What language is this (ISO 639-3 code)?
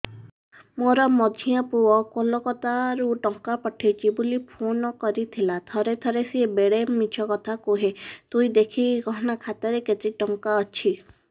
ori